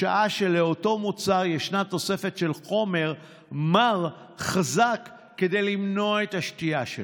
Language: Hebrew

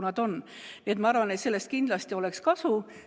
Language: Estonian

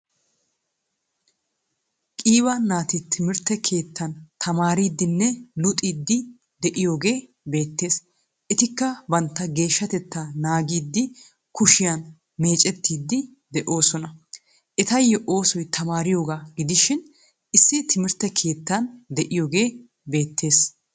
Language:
Wolaytta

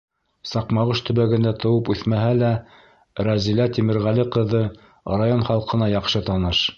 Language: Bashkir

